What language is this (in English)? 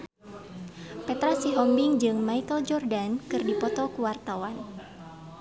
Sundanese